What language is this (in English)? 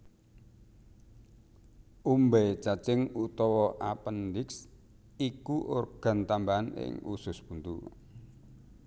Javanese